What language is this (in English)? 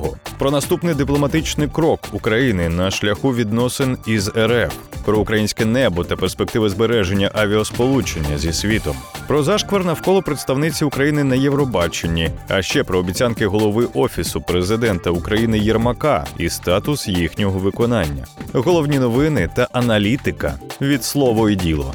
Ukrainian